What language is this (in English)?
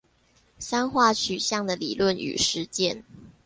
Chinese